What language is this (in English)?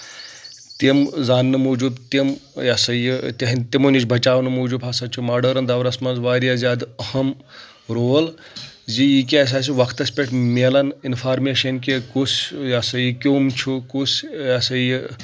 Kashmiri